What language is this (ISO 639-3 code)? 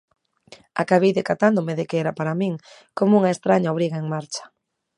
glg